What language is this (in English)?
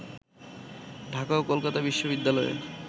Bangla